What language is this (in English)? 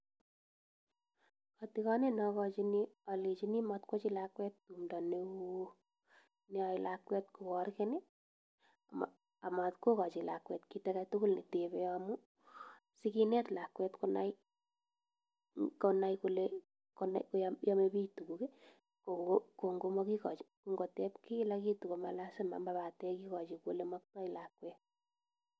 Kalenjin